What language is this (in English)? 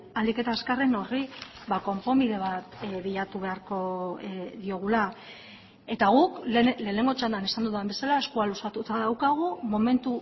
Basque